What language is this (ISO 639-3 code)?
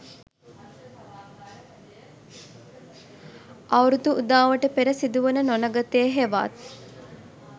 sin